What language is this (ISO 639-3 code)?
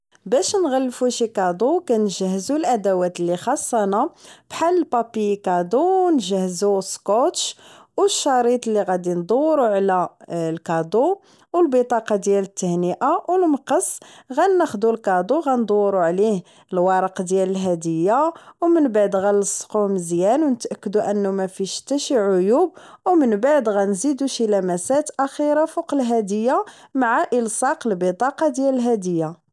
ary